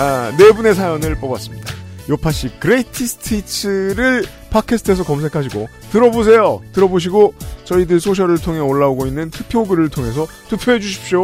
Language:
Korean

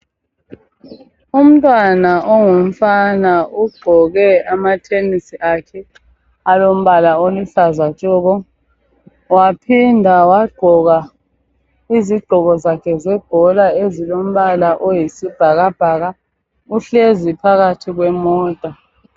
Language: North Ndebele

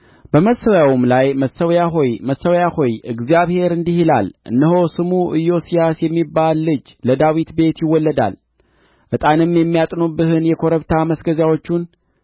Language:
Amharic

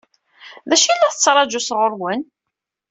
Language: Kabyle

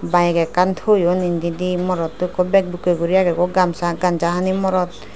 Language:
Chakma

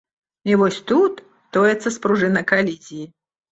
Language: Belarusian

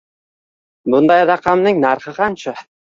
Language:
Uzbek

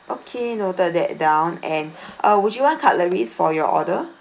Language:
English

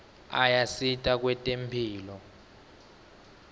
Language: Swati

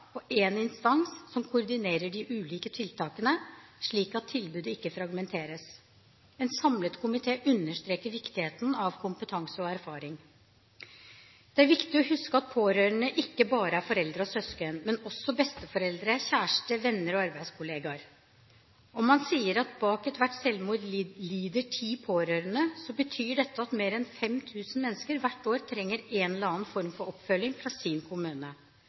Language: Norwegian Bokmål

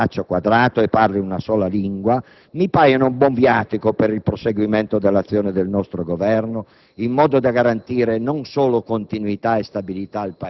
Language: Italian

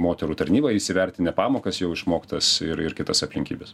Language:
Lithuanian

